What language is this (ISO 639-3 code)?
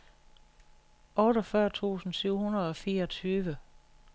dan